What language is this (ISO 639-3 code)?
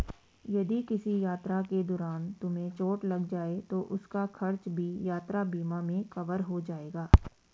hin